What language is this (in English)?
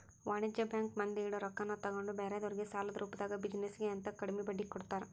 Kannada